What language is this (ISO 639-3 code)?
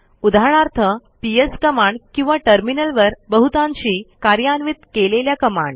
mar